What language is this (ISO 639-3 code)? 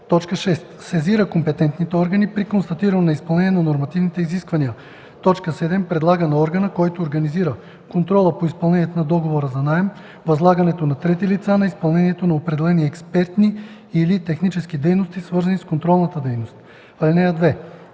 bul